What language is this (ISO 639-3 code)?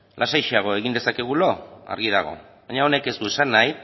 eus